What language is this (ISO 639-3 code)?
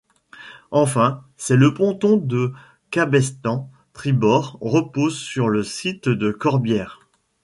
fra